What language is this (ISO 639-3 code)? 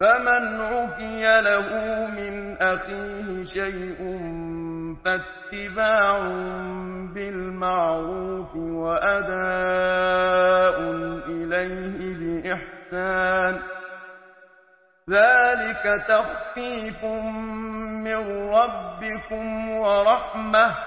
ara